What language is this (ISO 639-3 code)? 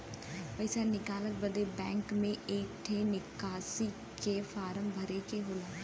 bho